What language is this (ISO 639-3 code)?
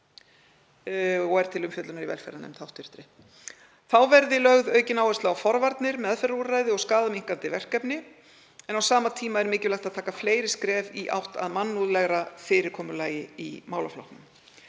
isl